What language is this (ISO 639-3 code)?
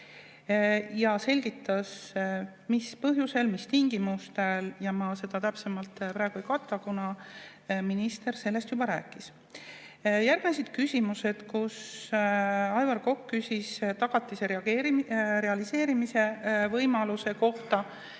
est